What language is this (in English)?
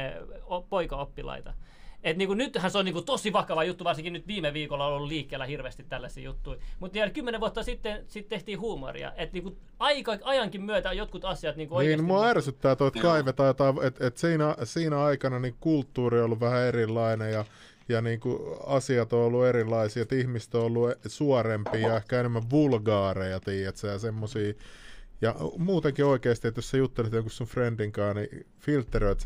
Finnish